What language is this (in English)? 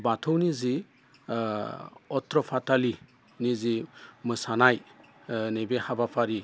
Bodo